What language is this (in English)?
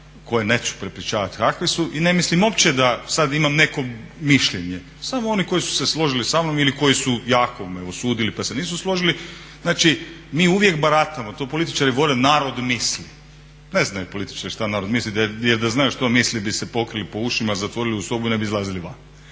Croatian